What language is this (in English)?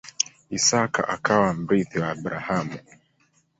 Swahili